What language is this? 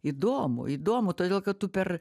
Lithuanian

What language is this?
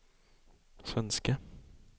Swedish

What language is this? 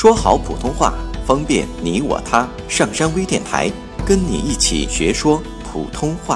Chinese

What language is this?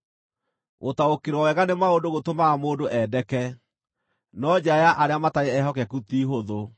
Kikuyu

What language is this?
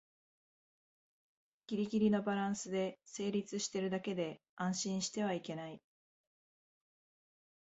Japanese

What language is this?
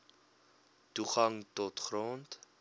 Afrikaans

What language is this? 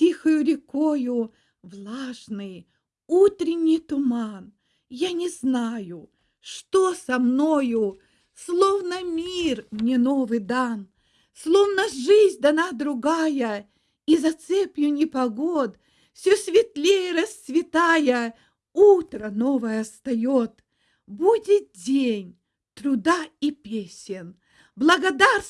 Russian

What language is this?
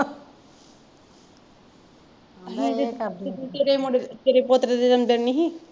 Punjabi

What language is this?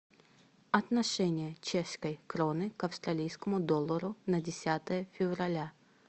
Russian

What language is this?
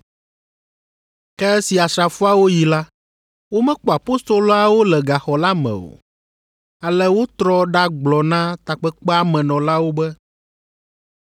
Ewe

